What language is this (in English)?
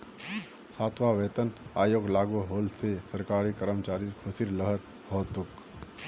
Magahi